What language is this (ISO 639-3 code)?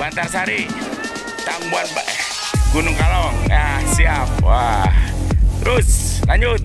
ind